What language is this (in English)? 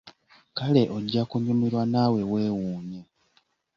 Ganda